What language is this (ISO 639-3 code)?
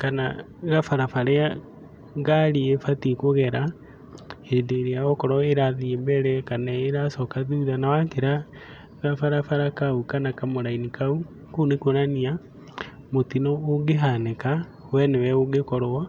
kik